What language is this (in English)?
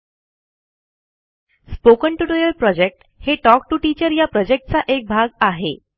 Marathi